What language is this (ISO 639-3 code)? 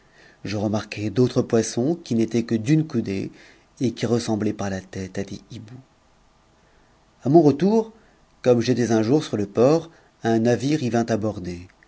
fra